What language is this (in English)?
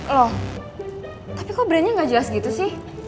Indonesian